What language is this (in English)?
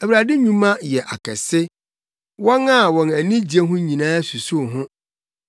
Akan